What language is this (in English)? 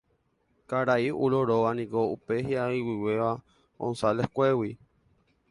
Guarani